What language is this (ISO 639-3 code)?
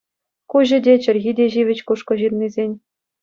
chv